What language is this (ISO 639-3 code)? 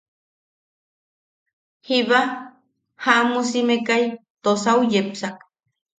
yaq